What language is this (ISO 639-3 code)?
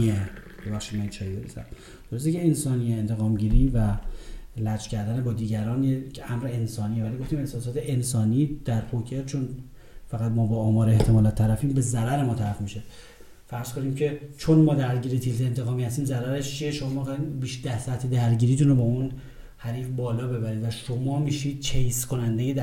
fas